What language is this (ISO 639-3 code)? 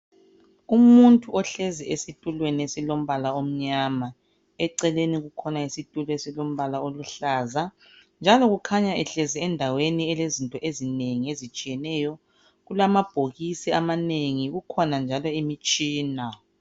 nde